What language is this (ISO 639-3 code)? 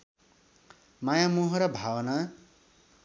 nep